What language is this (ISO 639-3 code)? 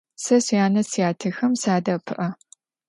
ady